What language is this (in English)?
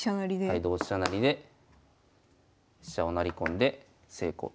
Japanese